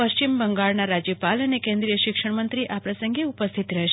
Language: Gujarati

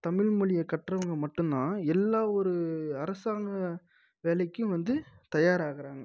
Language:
Tamil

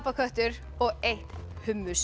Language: Icelandic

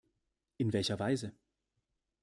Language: German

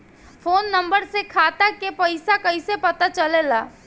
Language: Bhojpuri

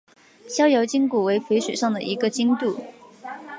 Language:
Chinese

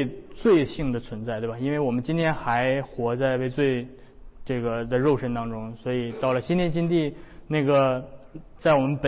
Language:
Chinese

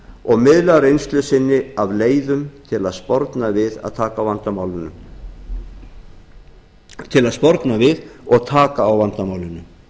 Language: Icelandic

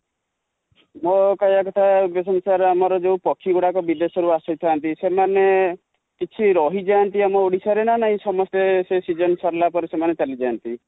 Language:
Odia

